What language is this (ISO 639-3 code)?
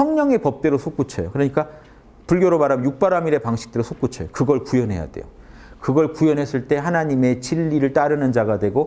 kor